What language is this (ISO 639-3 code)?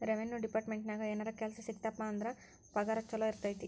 kan